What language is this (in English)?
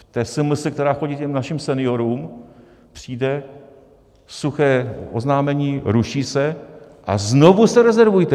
Czech